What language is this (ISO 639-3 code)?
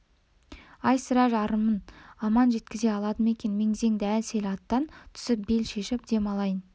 kaz